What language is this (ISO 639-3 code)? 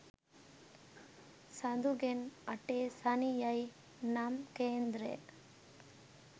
sin